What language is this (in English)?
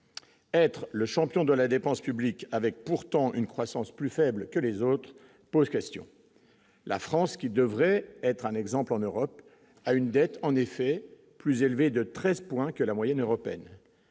French